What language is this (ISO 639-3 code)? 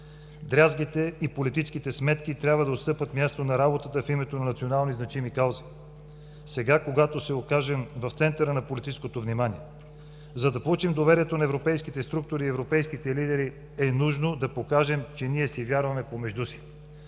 bul